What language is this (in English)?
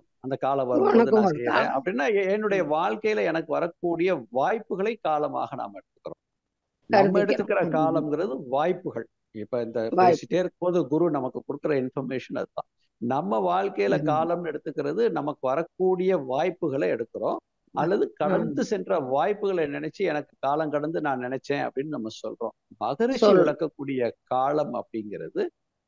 Tamil